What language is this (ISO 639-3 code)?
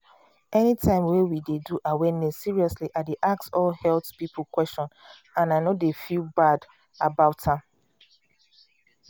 pcm